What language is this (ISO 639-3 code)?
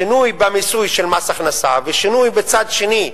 heb